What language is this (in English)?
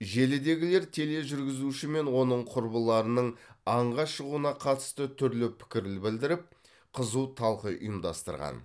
Kazakh